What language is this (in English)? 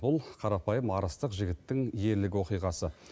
Kazakh